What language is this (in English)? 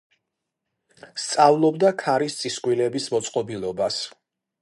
Georgian